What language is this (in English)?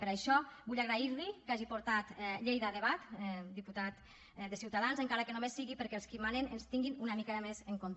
Catalan